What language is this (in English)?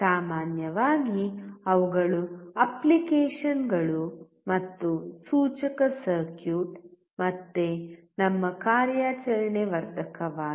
Kannada